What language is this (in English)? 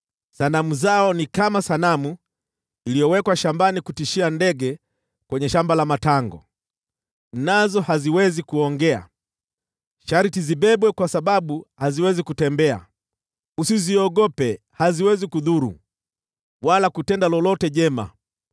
Swahili